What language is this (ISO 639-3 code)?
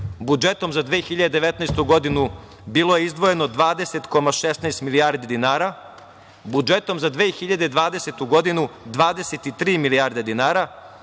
srp